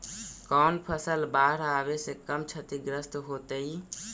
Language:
Magahi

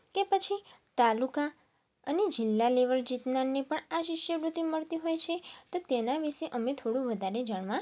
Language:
Gujarati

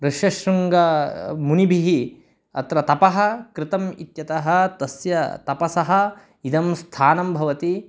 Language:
Sanskrit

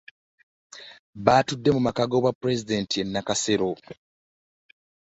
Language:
Ganda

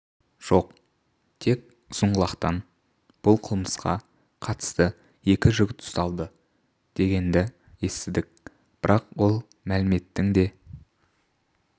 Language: Kazakh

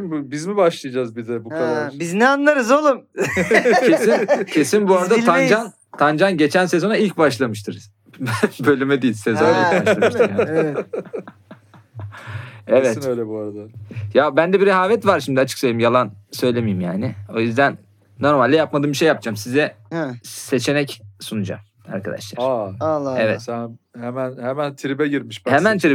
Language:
Turkish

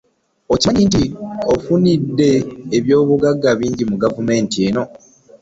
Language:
Ganda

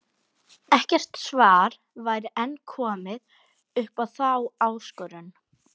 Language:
Icelandic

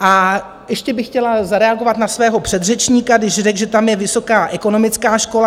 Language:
Czech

